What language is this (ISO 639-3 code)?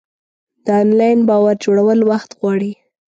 pus